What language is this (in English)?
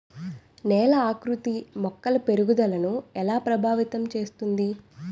Telugu